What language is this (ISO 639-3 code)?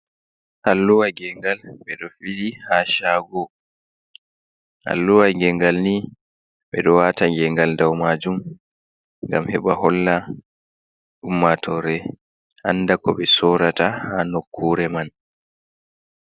ful